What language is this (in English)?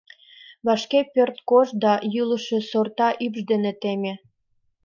Mari